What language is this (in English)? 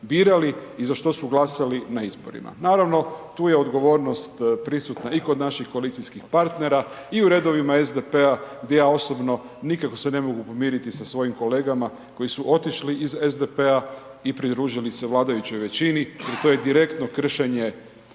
Croatian